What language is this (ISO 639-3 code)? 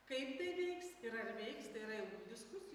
lit